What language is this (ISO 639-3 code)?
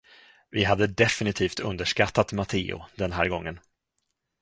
swe